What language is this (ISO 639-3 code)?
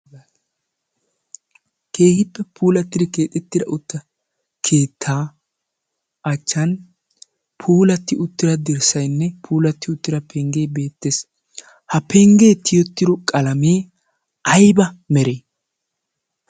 wal